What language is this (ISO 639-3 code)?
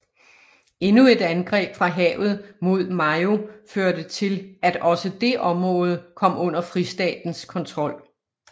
dan